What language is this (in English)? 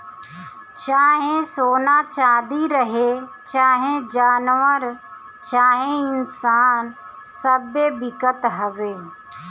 Bhojpuri